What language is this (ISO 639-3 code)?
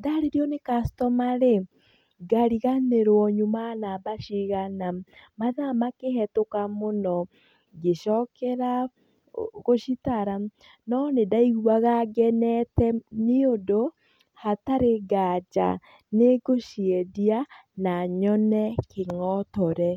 kik